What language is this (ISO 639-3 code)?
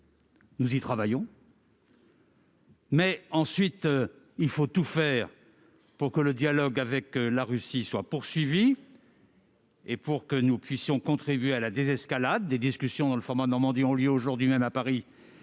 fra